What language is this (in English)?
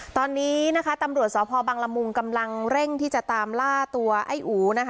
Thai